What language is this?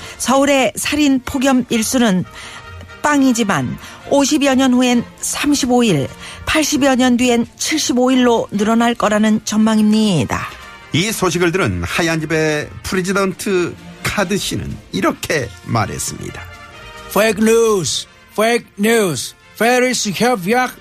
Korean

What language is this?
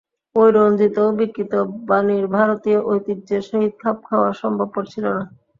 Bangla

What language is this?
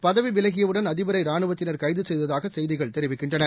Tamil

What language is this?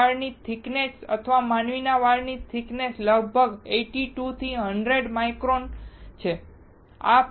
Gujarati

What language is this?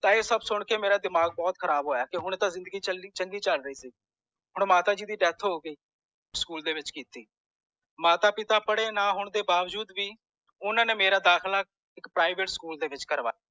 Punjabi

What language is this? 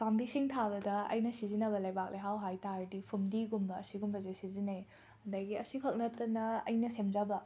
Manipuri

